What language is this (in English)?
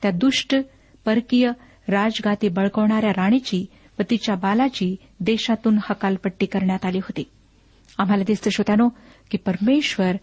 Marathi